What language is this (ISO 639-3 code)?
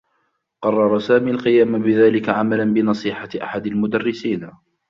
ara